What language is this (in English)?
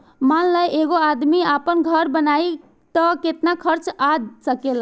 Bhojpuri